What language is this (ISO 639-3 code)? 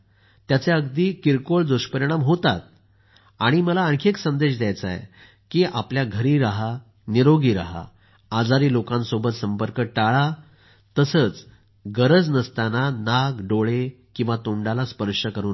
mar